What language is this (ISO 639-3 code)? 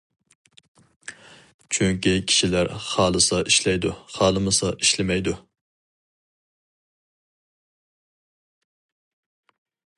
uig